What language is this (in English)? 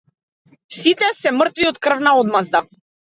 Macedonian